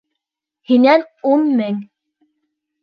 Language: Bashkir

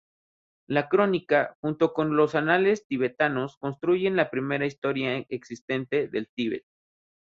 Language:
Spanish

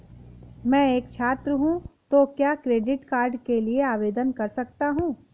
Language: Hindi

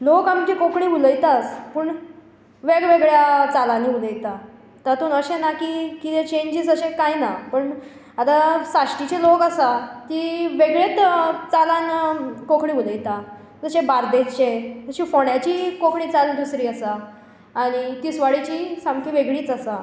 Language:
Konkani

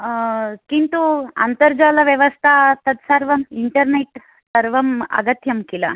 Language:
Sanskrit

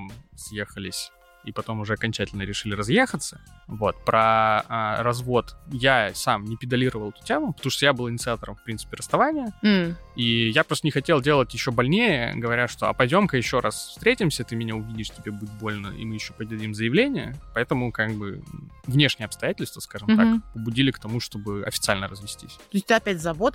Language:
Russian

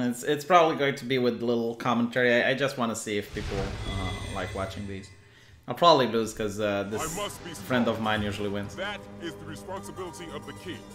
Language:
English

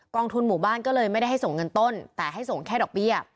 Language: Thai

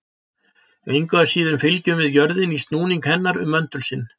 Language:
Icelandic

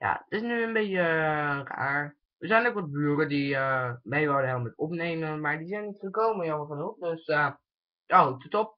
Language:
Dutch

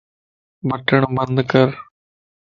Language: Lasi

